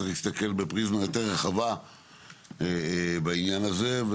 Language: Hebrew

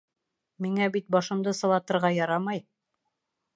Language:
Bashkir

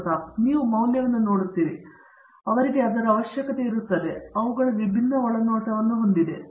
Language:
Kannada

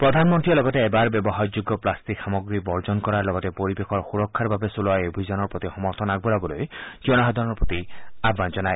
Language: Assamese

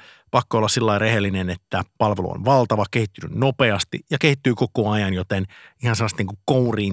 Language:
Finnish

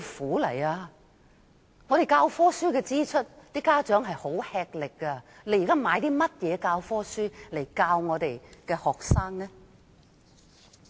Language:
Cantonese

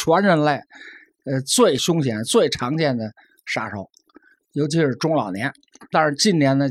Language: Chinese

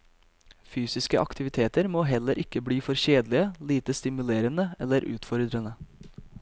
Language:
Norwegian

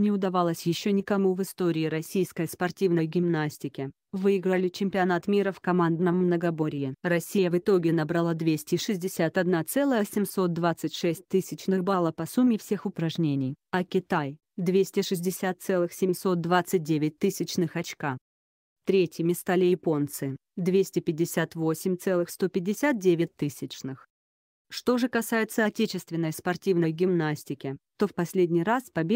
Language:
Russian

